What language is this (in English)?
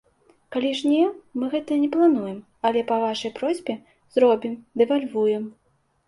Belarusian